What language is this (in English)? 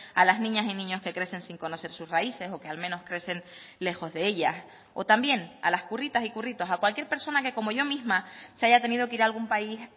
Spanish